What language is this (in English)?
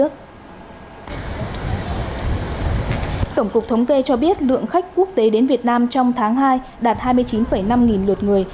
Vietnamese